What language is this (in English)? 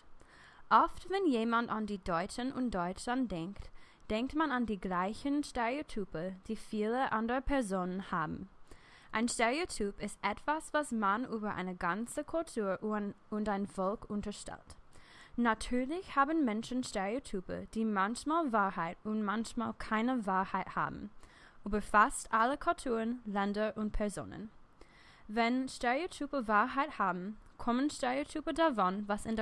German